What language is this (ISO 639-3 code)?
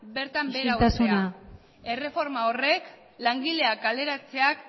eus